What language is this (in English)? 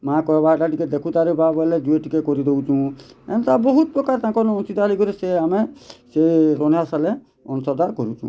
Odia